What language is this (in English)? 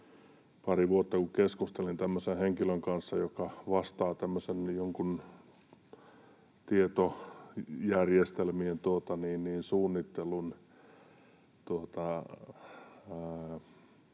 Finnish